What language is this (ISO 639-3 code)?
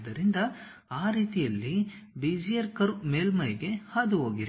kan